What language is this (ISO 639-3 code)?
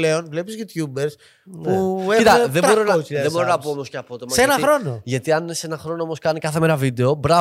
ell